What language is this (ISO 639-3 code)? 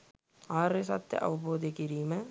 sin